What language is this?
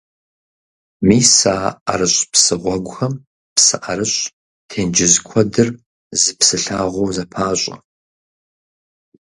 Kabardian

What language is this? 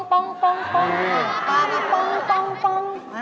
Thai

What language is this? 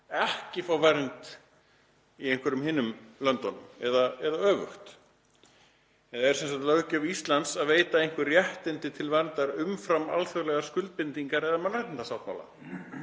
Icelandic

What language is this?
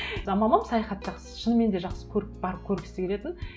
Kazakh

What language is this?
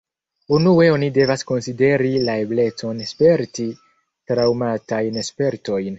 Esperanto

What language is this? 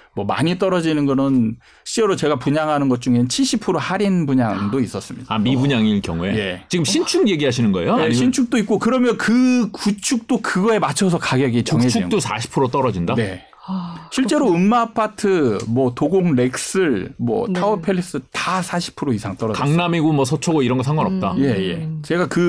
Korean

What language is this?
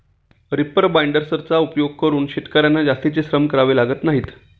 Marathi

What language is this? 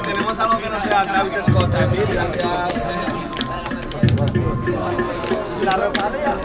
Spanish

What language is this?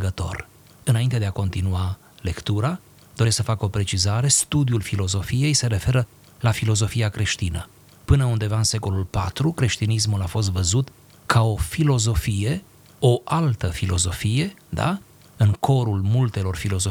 Romanian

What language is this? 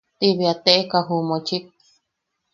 Yaqui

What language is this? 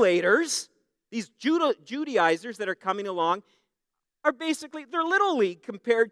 English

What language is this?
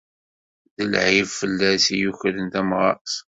Kabyle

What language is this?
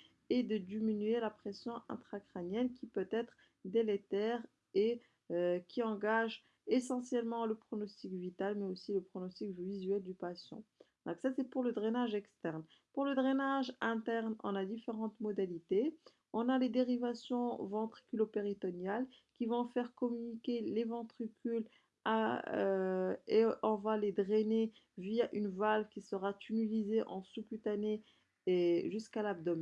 French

